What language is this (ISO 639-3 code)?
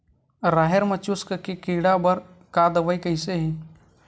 hne